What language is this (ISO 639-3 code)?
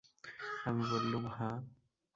ben